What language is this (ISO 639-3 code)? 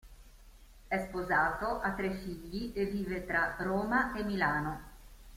ita